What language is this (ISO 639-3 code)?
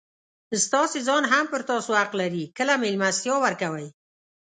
pus